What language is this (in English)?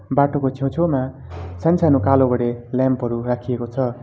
Nepali